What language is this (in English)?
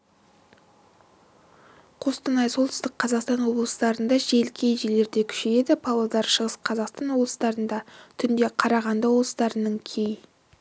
Kazakh